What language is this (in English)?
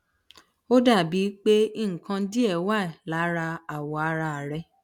Yoruba